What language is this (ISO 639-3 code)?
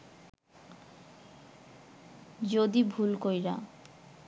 ben